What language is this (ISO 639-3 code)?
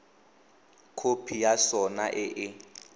tsn